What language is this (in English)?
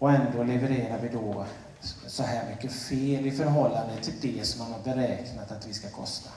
Swedish